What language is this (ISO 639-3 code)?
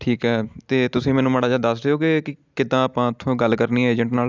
pan